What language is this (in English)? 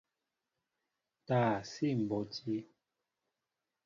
Mbo (Cameroon)